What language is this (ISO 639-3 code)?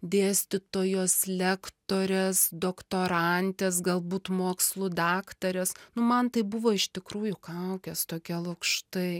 lit